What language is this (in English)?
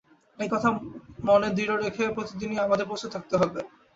Bangla